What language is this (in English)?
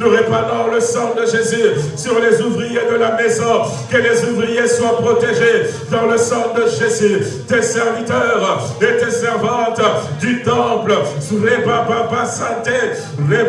French